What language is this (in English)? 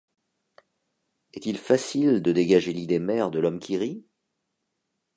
French